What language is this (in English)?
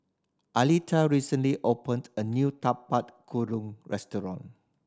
English